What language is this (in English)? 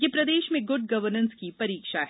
Hindi